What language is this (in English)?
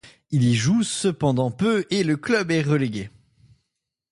French